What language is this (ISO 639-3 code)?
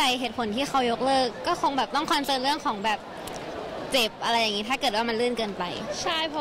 tha